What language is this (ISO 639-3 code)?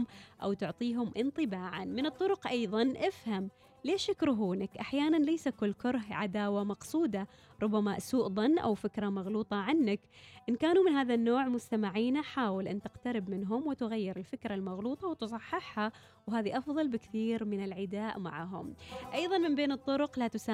ara